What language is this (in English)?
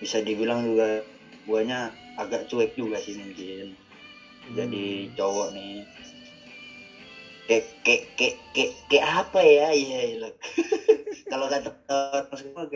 Indonesian